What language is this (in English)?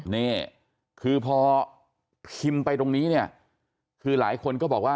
Thai